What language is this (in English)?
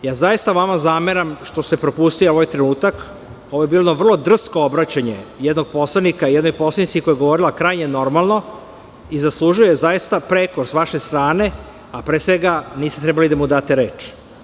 Serbian